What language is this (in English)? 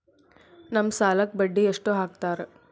Kannada